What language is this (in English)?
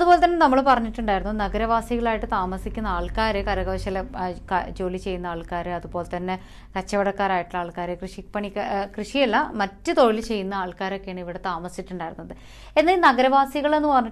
English